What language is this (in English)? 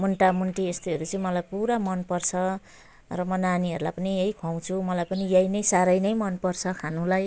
Nepali